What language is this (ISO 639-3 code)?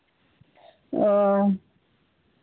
sat